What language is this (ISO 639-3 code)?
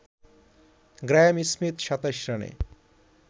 ben